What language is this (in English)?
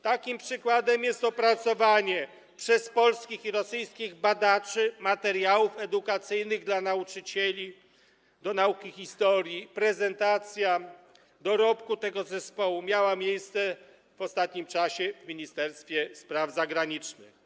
Polish